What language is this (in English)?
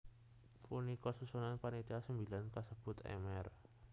Javanese